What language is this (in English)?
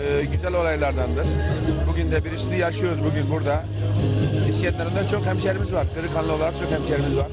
Turkish